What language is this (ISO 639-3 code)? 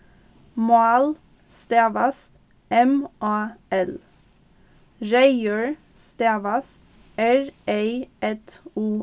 fao